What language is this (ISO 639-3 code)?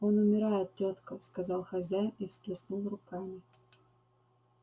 rus